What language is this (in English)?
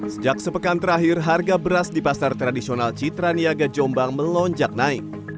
Indonesian